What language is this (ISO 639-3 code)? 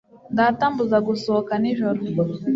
kin